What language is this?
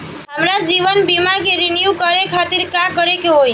Bhojpuri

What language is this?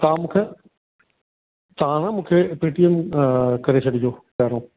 Sindhi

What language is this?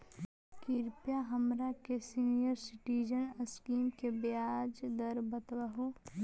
Magahi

